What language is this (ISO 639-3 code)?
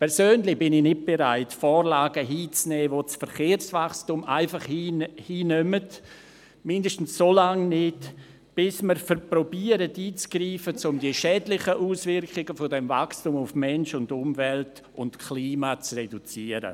gsw